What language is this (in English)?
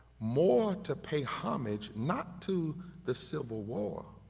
English